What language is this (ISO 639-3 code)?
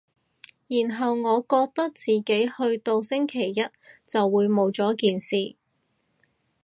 yue